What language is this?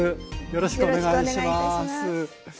Japanese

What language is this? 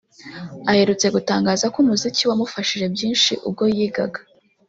Kinyarwanda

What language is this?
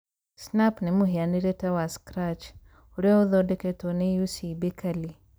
Kikuyu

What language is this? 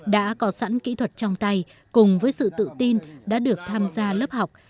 Vietnamese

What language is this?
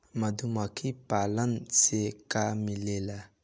Bhojpuri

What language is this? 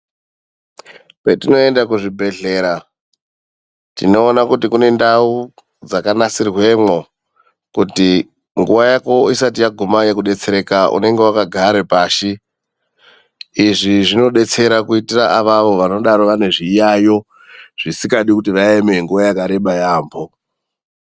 Ndau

